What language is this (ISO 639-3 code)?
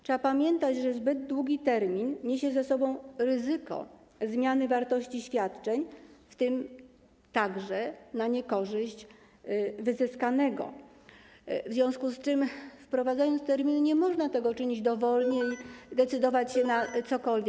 pol